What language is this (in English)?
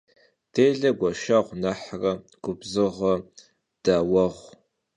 Kabardian